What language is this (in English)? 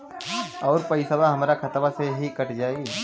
Bhojpuri